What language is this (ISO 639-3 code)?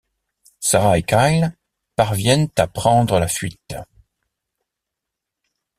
fra